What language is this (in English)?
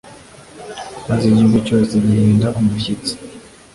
Kinyarwanda